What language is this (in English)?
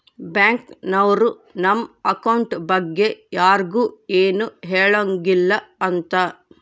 Kannada